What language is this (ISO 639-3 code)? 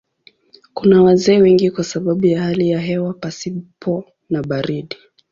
swa